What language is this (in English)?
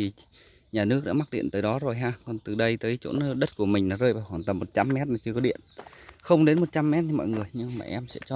Vietnamese